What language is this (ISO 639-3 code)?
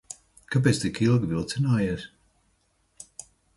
lav